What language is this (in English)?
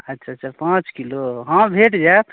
Maithili